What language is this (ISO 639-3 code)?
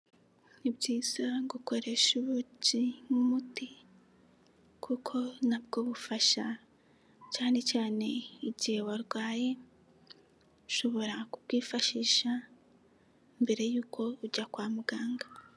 kin